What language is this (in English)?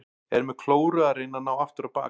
Icelandic